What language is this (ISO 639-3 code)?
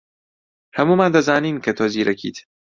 ckb